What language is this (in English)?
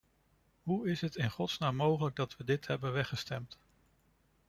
Dutch